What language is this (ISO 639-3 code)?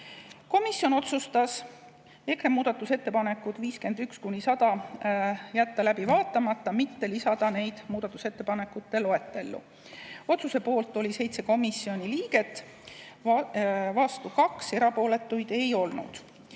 est